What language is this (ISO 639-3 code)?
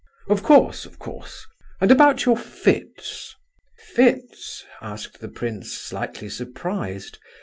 eng